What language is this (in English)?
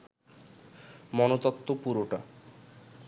Bangla